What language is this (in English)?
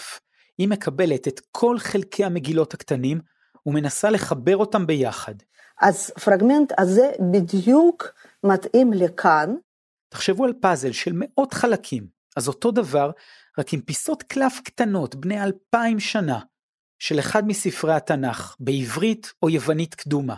Hebrew